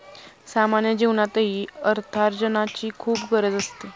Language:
Marathi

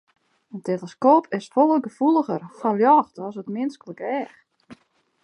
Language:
Western Frisian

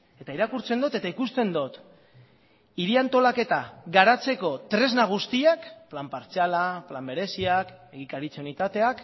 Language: Basque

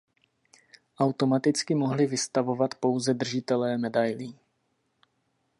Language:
Czech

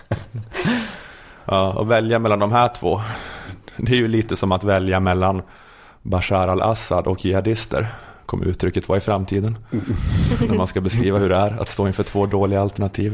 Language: Swedish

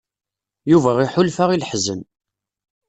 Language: Kabyle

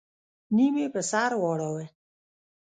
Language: Pashto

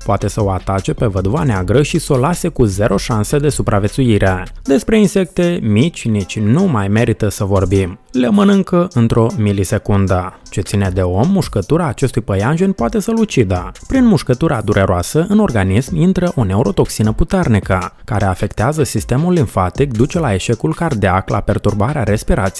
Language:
Romanian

